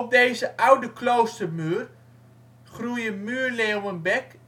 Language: Dutch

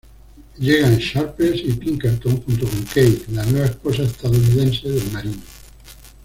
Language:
Spanish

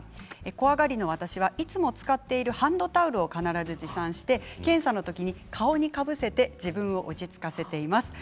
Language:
Japanese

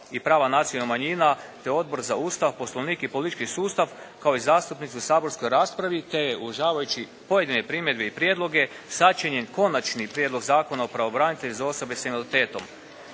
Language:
Croatian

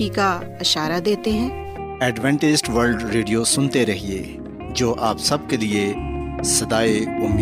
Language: Urdu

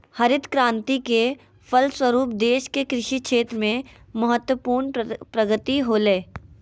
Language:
Magahi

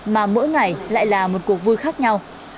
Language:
Vietnamese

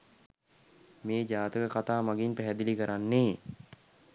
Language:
Sinhala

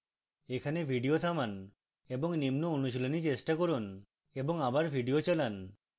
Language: Bangla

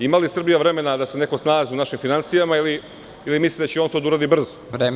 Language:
Serbian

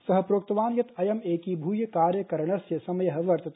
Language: Sanskrit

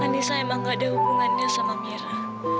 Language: Indonesian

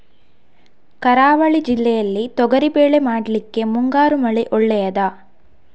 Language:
Kannada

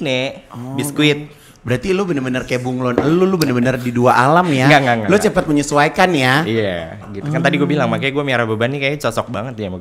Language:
Indonesian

